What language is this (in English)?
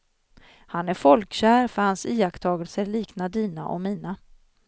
Swedish